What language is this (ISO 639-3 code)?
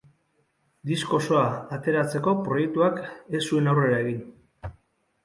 eus